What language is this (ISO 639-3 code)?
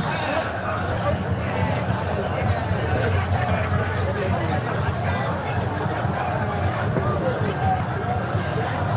kor